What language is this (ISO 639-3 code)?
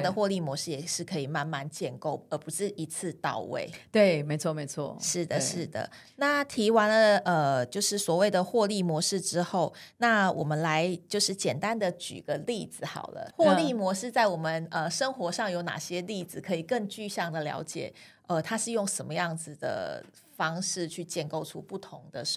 zho